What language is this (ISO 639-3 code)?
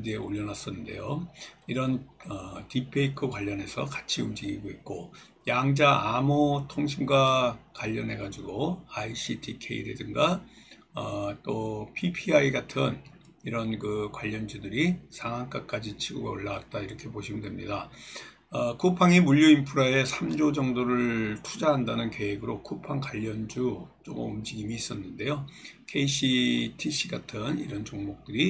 kor